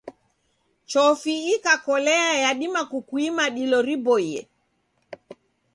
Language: Taita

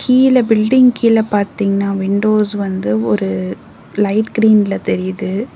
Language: Tamil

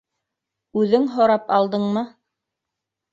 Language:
Bashkir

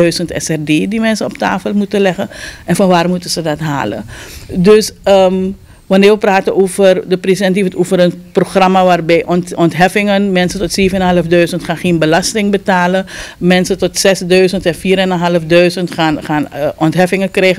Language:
Dutch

